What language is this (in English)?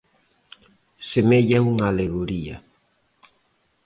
Galician